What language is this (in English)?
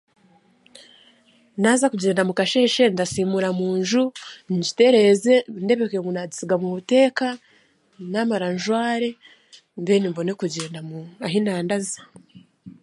Chiga